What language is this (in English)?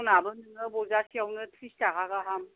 Bodo